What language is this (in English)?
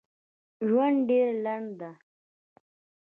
Pashto